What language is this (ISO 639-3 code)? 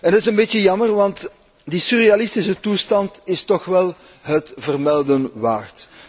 nld